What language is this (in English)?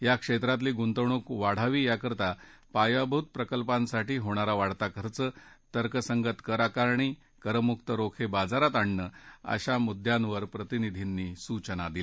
Marathi